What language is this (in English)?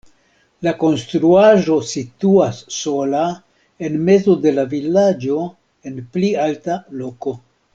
Esperanto